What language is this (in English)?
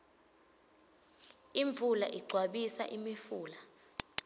Swati